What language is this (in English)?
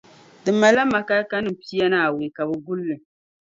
Dagbani